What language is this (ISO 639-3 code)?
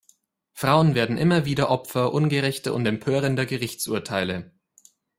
deu